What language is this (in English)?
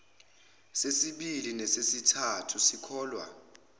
Zulu